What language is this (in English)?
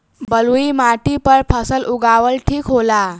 Bhojpuri